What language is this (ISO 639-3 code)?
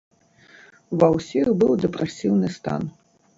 bel